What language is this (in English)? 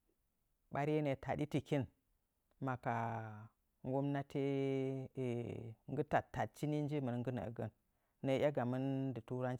Nzanyi